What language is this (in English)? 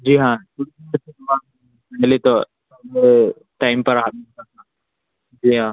Urdu